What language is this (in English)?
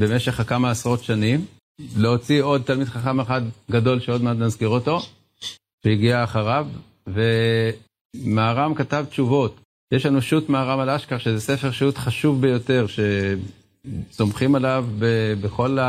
Hebrew